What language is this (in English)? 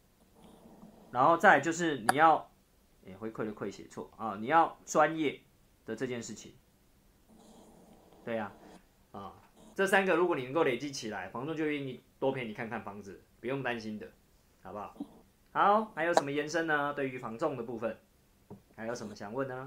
Chinese